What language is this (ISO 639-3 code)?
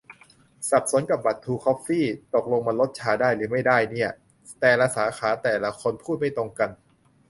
tha